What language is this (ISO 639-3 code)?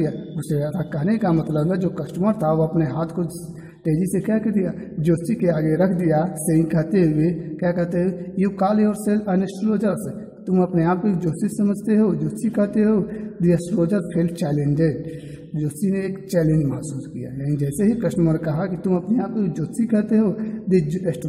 hin